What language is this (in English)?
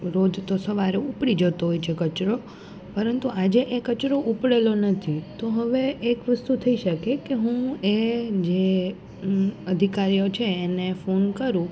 Gujarati